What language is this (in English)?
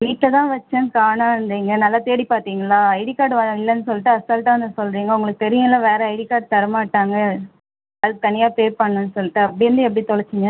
Tamil